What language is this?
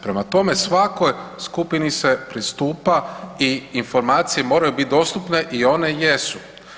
Croatian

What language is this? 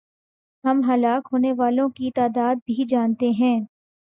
Urdu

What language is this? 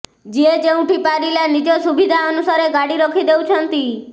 Odia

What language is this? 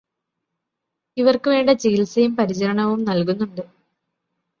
Malayalam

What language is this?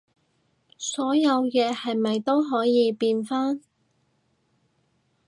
Cantonese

